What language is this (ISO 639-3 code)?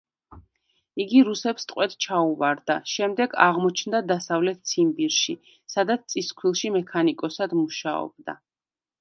kat